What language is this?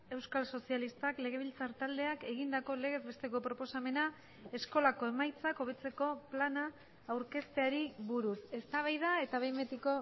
Basque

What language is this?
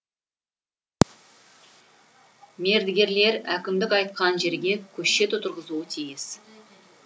Kazakh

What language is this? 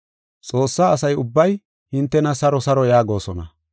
Gofa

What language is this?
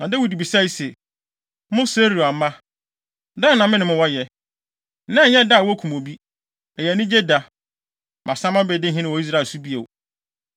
Akan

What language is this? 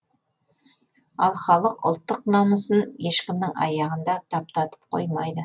Kazakh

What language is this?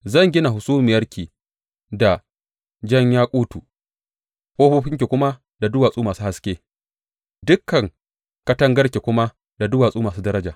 Hausa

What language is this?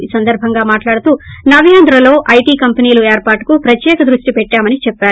Telugu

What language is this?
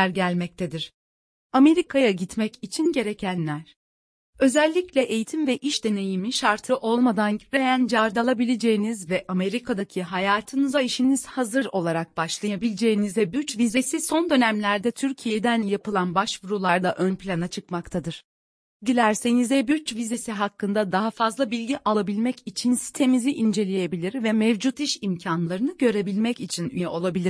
Turkish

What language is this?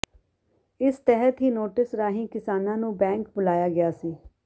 Punjabi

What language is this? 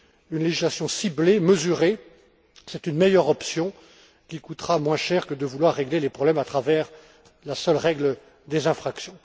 French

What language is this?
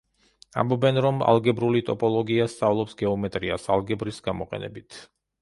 Georgian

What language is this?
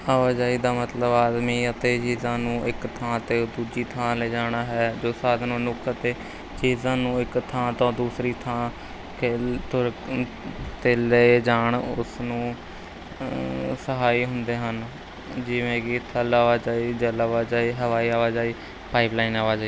Punjabi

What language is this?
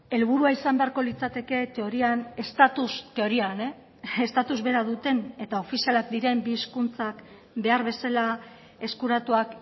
Basque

